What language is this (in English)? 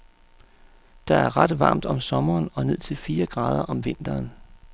Danish